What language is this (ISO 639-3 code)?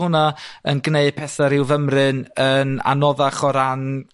cym